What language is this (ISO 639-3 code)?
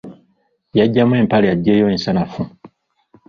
lug